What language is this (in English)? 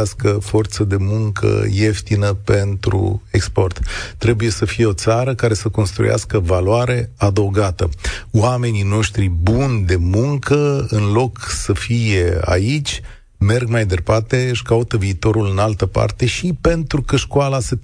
Romanian